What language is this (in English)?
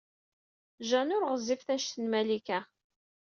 Kabyle